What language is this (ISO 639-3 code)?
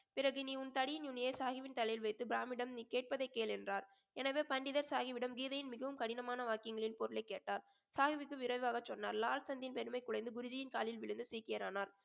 tam